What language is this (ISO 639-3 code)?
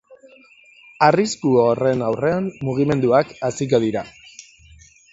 eus